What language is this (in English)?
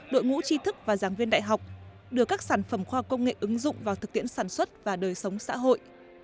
Vietnamese